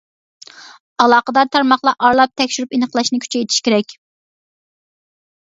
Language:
Uyghur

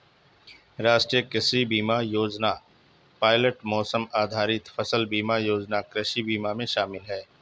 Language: Hindi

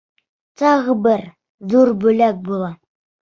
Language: Bashkir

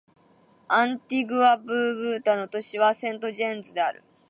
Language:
Japanese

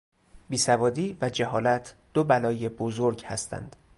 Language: Persian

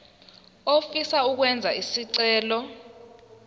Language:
Zulu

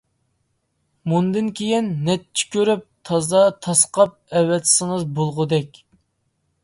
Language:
Uyghur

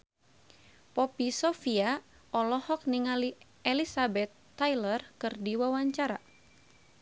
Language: Sundanese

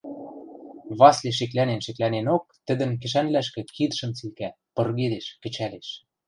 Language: Western Mari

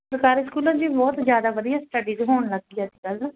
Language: Punjabi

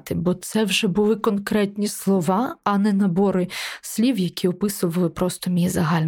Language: Ukrainian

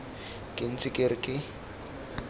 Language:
Tswana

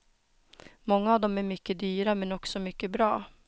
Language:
Swedish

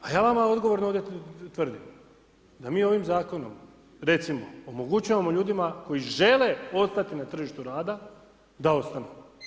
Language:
Croatian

